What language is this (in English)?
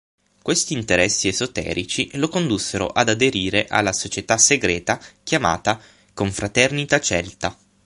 Italian